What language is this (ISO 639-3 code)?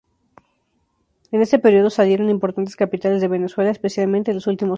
spa